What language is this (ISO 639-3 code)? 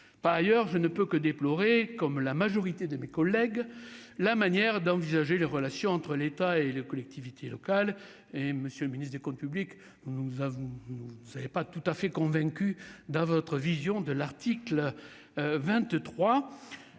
fra